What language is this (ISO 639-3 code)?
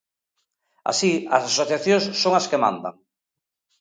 glg